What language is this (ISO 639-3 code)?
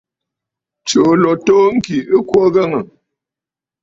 bfd